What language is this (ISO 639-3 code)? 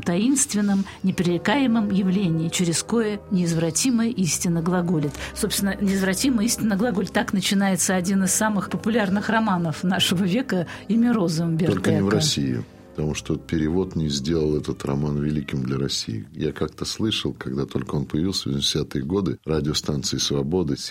rus